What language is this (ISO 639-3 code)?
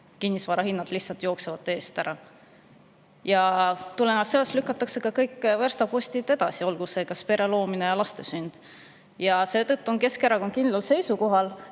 est